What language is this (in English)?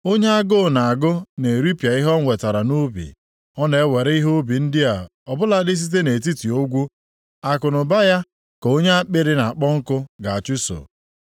Igbo